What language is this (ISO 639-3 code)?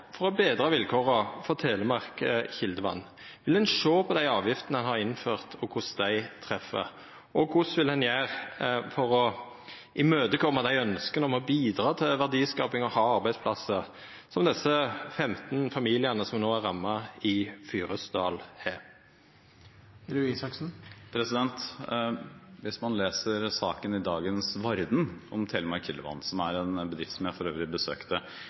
nor